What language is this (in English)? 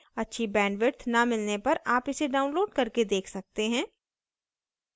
Hindi